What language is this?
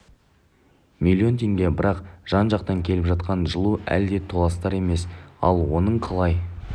Kazakh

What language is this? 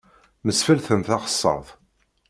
Kabyle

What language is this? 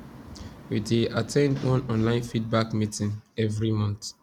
Nigerian Pidgin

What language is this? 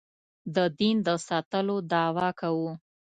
Pashto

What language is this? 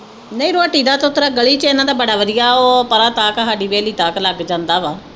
Punjabi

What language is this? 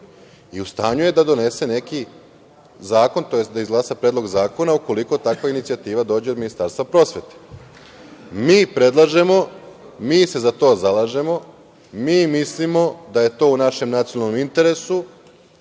Serbian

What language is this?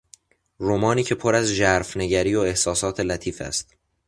Persian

